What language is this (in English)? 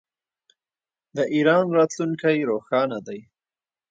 Pashto